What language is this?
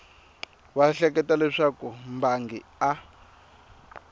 Tsonga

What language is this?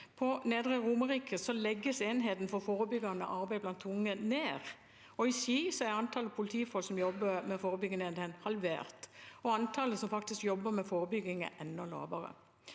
Norwegian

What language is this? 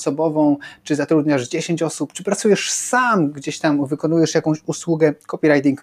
Polish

